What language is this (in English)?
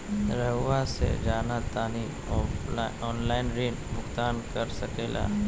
Magahi